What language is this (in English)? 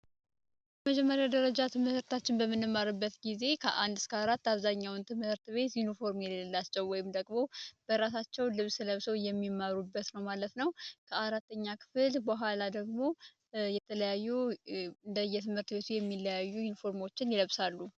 Amharic